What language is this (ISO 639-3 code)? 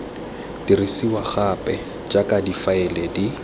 tsn